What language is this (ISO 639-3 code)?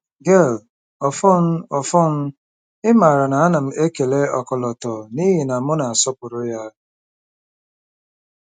ibo